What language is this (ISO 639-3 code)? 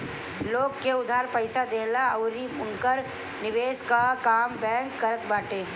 bho